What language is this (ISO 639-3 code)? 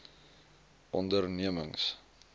afr